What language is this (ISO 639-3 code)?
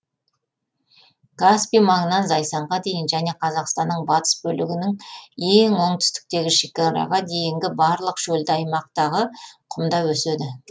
kaz